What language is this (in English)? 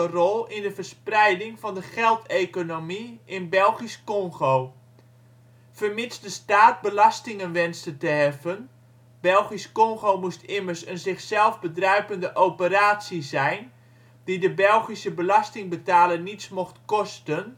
Dutch